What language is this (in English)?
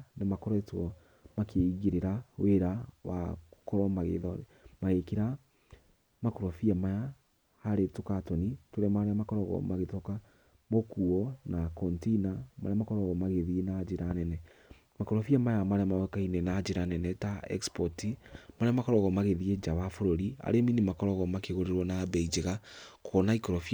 Kikuyu